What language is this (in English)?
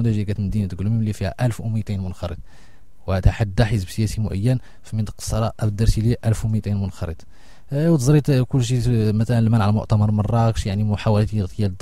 Arabic